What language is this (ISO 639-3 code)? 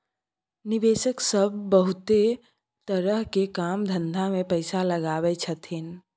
mai